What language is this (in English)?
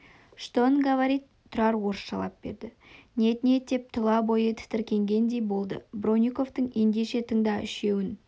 Kazakh